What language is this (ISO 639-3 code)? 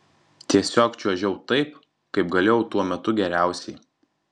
lit